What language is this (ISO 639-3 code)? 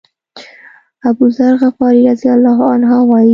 pus